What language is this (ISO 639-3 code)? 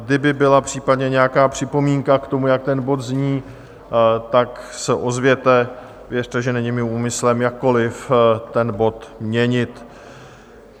ces